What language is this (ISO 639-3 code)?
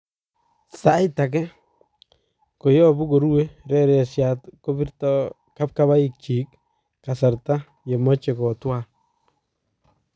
kln